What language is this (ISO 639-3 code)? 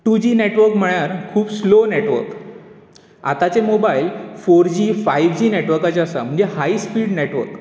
kok